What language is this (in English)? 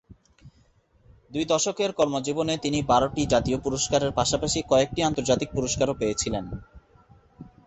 Bangla